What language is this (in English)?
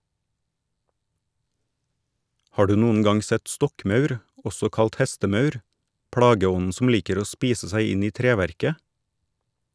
Norwegian